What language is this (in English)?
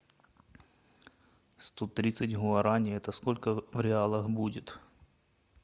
Russian